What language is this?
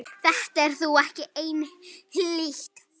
Icelandic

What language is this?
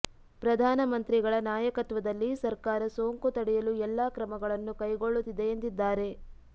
Kannada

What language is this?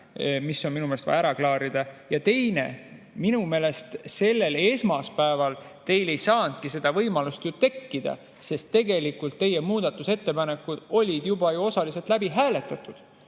Estonian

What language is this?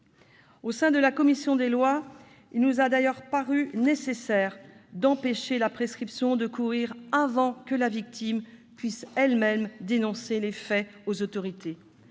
French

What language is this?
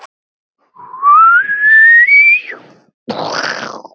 Icelandic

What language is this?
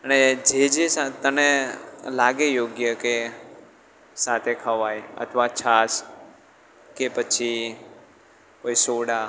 Gujarati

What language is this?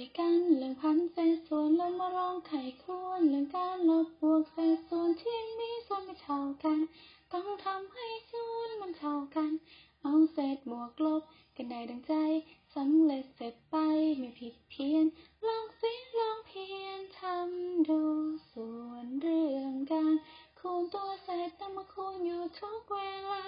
Thai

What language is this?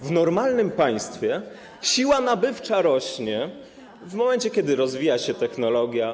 Polish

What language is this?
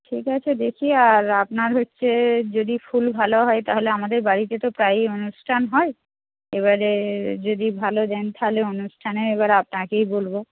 Bangla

